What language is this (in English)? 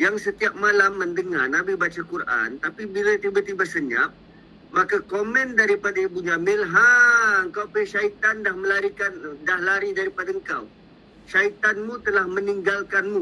Malay